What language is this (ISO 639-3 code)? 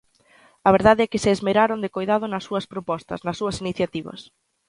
glg